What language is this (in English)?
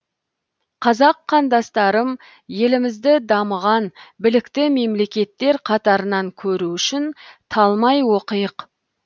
Kazakh